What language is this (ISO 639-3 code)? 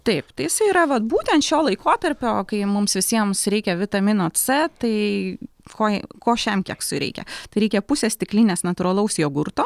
lit